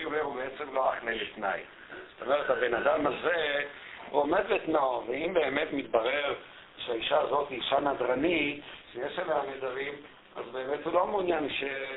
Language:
Hebrew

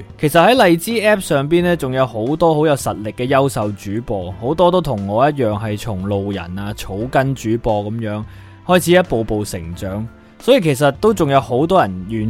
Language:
Chinese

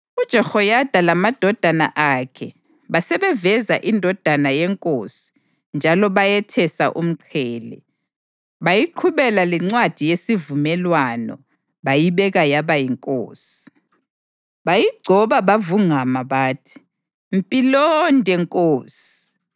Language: North Ndebele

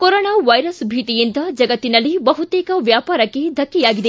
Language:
Kannada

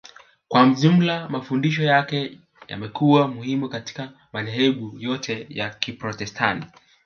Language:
Swahili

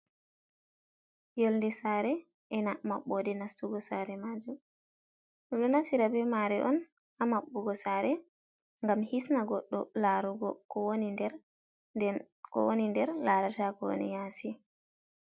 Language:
Fula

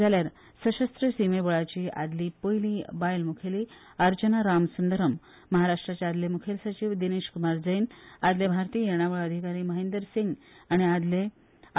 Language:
Konkani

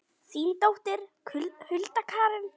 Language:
Icelandic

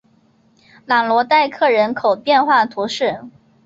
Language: Chinese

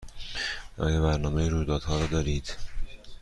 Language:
Persian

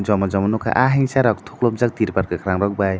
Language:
Kok Borok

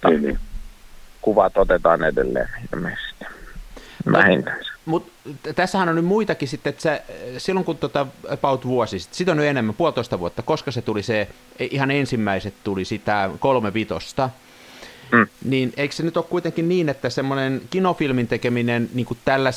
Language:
Finnish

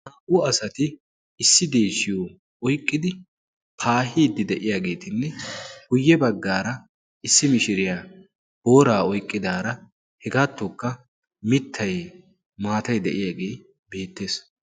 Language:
Wolaytta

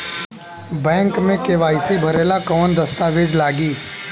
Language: Bhojpuri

